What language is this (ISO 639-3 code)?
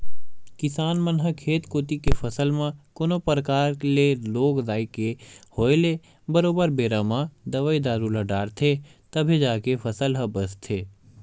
hne